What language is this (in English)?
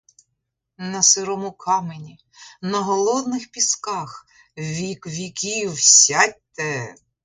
Ukrainian